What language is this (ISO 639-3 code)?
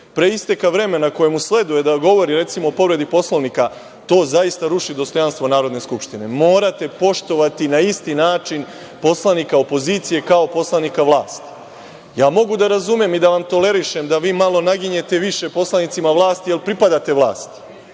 srp